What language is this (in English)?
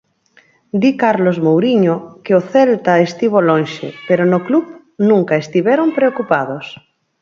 Galician